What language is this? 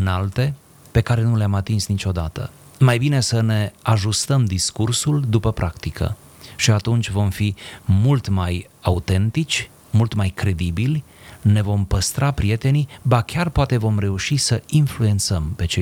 Romanian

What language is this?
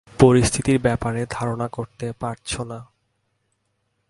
Bangla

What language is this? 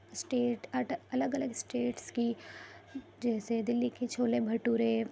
Urdu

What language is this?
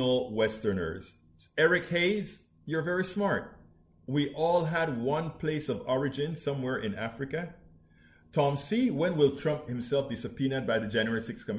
English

